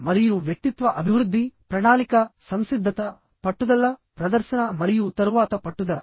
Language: Telugu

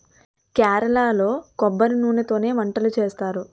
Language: Telugu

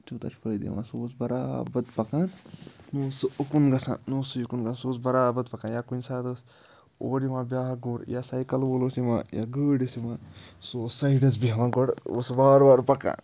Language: Kashmiri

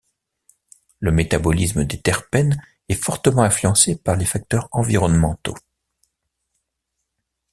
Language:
French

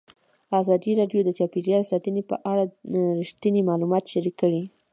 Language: Pashto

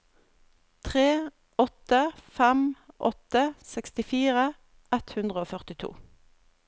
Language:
Norwegian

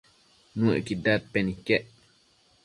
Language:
Matsés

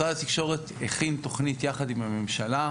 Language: Hebrew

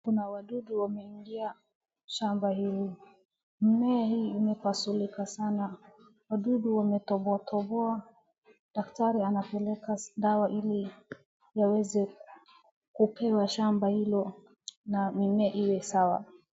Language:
Swahili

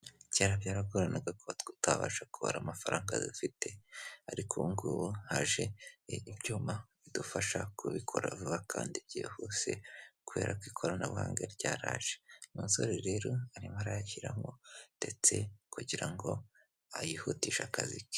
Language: Kinyarwanda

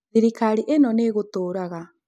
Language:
Kikuyu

